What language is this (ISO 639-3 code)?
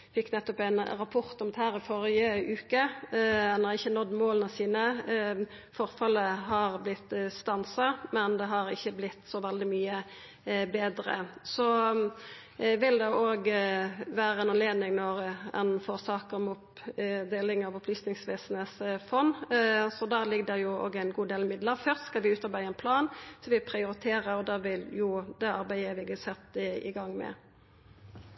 nor